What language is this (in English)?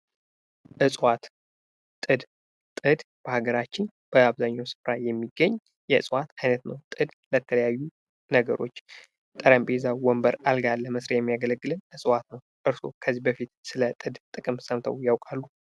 Amharic